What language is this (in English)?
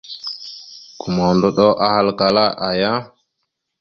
Mada (Cameroon)